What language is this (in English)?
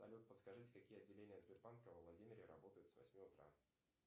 Russian